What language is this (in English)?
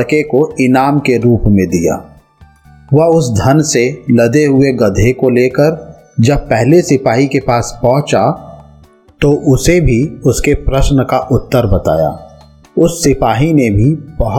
Hindi